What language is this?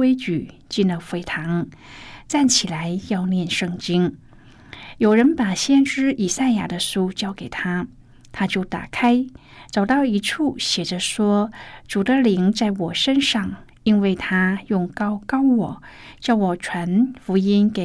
Chinese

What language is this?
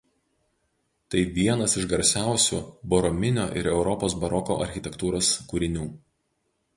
Lithuanian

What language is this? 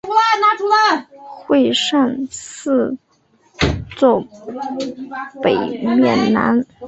Chinese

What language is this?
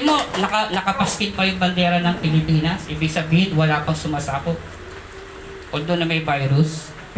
Filipino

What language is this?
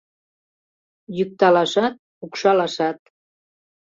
Mari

